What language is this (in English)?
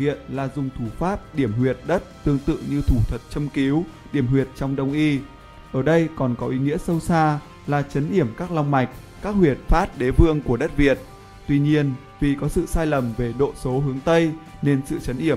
Vietnamese